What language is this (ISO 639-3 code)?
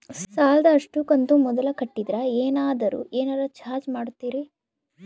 kan